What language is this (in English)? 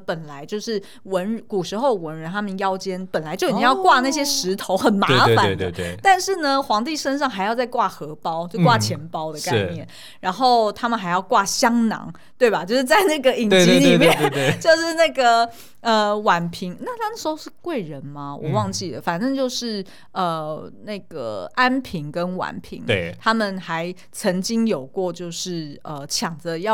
Chinese